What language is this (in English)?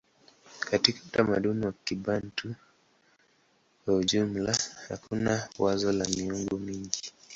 Swahili